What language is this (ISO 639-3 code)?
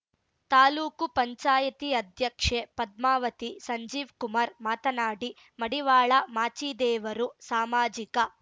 kan